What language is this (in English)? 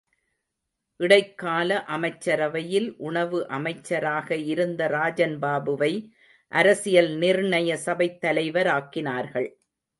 Tamil